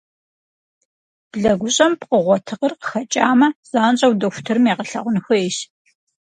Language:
Kabardian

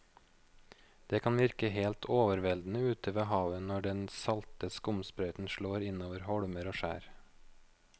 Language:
Norwegian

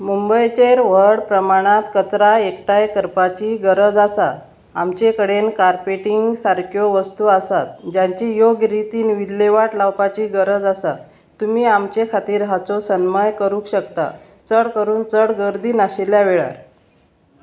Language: Konkani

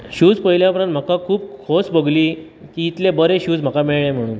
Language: Konkani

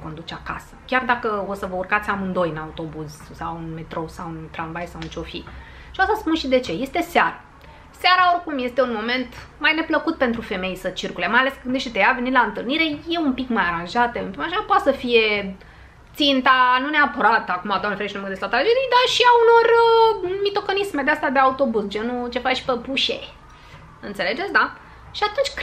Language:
Romanian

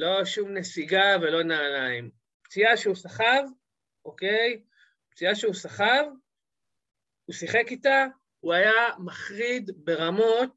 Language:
Hebrew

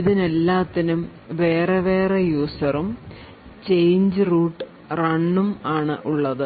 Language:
Malayalam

